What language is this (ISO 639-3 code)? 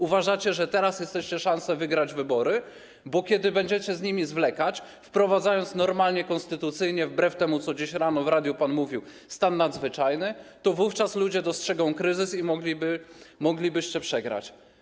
pol